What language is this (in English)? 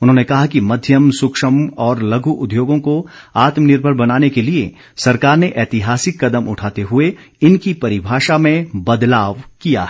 Hindi